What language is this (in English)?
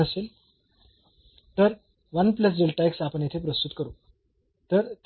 Marathi